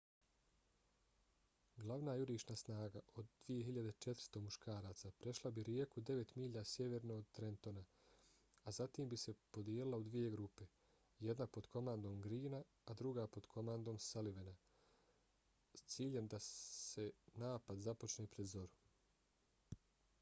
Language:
Bosnian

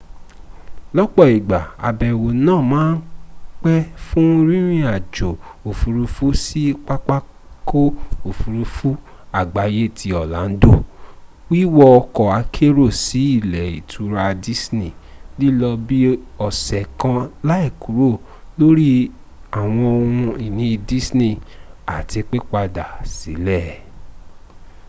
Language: Yoruba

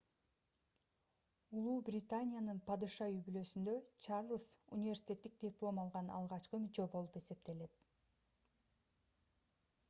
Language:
Kyrgyz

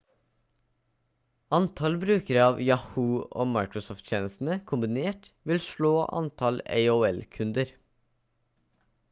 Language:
Norwegian Bokmål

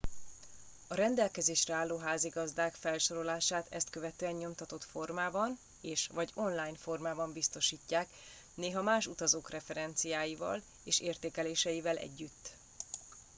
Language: Hungarian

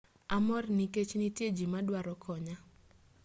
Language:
Luo (Kenya and Tanzania)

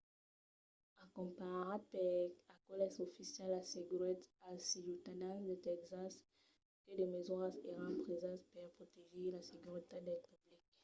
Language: Occitan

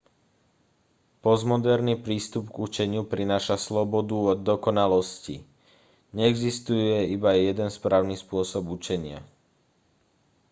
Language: Slovak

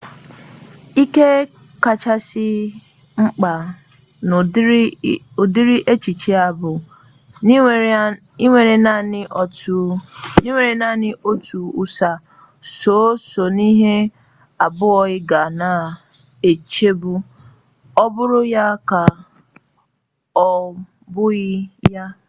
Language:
Igbo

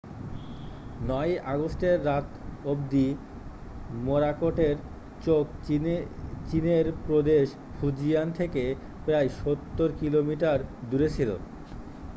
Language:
Bangla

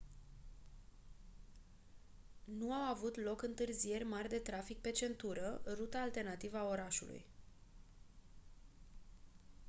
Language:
Romanian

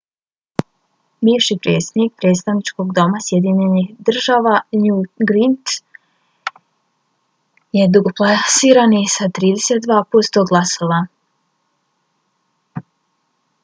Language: Bosnian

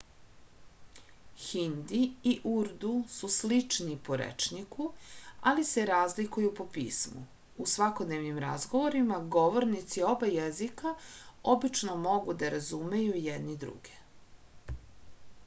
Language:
Serbian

